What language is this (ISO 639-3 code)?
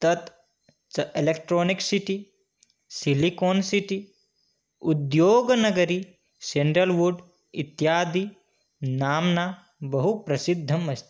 san